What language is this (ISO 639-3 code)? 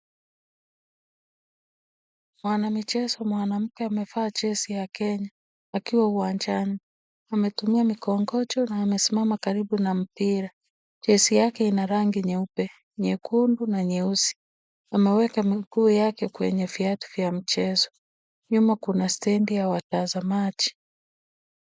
swa